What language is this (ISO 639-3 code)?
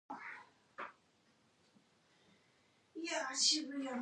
eng